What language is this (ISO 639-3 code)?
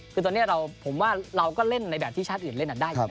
tha